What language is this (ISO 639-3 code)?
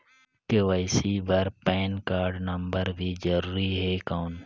hne